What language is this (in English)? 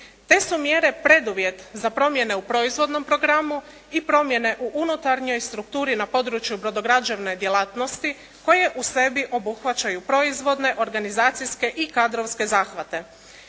Croatian